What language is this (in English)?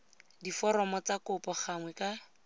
Tswana